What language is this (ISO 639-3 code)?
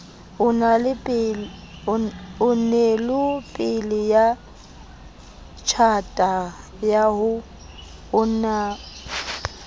sot